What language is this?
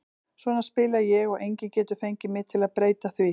Icelandic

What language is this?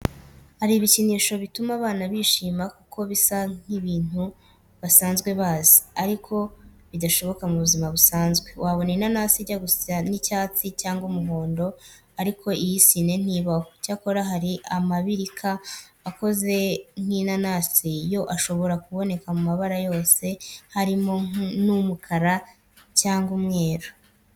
Kinyarwanda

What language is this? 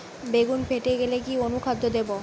Bangla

